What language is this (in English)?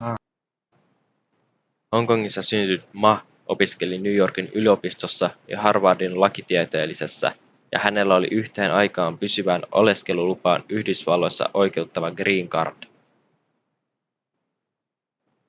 Finnish